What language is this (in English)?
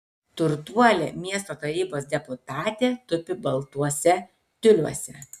Lithuanian